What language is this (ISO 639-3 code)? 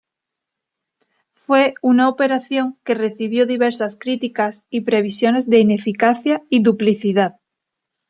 spa